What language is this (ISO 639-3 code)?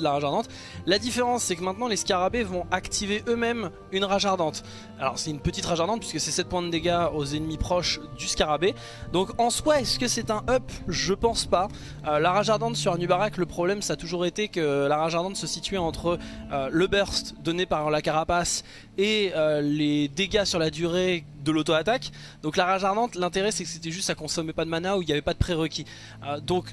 fra